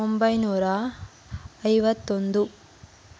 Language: Kannada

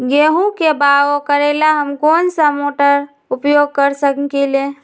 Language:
Magahi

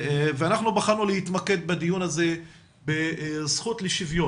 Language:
Hebrew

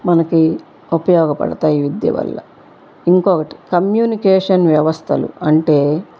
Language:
Telugu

